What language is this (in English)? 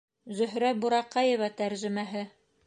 Bashkir